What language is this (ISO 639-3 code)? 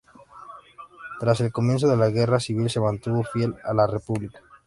spa